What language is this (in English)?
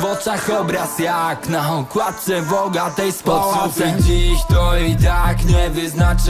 Polish